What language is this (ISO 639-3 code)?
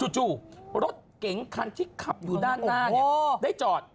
tha